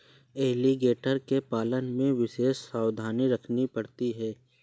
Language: Hindi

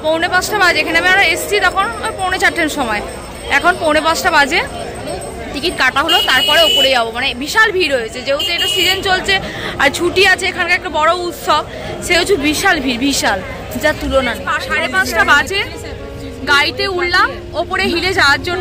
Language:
Hindi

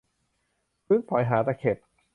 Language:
Thai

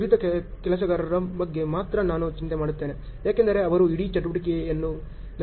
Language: Kannada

